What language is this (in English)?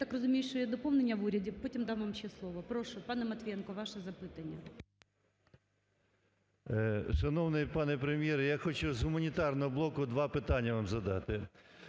Ukrainian